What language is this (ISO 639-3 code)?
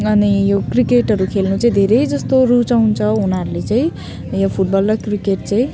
nep